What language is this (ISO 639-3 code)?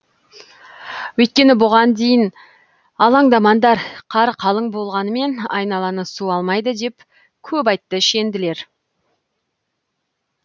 kaz